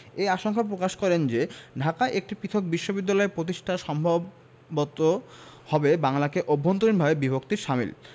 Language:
Bangla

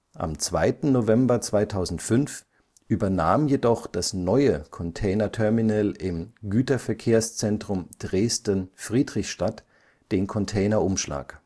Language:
German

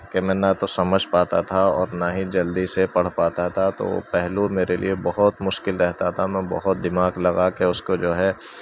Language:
Urdu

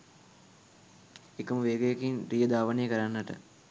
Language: Sinhala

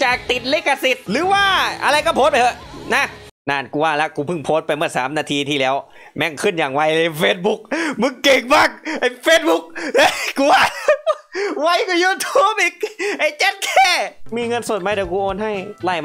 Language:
Thai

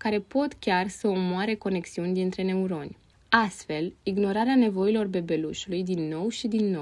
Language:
Romanian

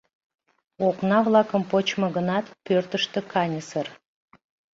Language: Mari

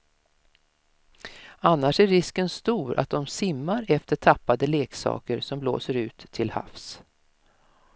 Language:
Swedish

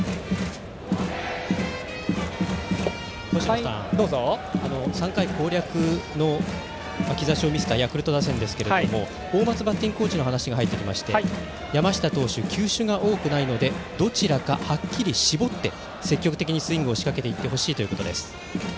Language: Japanese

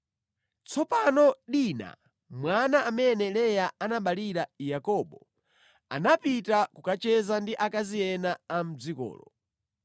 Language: Nyanja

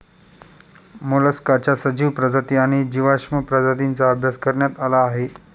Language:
Marathi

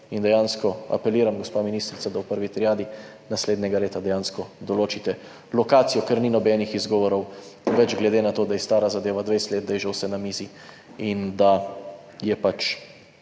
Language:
Slovenian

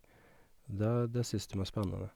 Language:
Norwegian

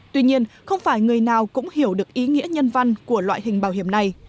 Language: Vietnamese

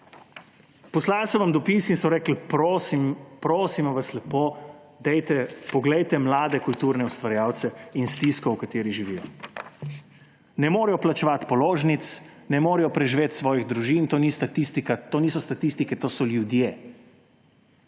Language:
Slovenian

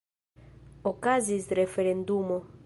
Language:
Esperanto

